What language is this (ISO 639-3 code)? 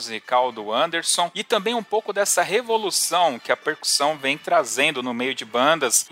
por